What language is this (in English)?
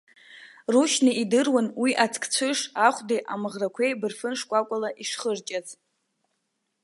Abkhazian